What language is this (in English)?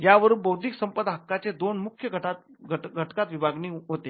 Marathi